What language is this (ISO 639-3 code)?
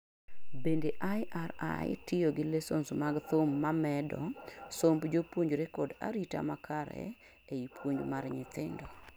luo